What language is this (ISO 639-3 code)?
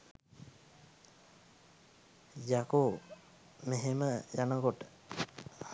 sin